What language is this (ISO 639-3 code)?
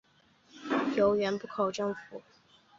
zho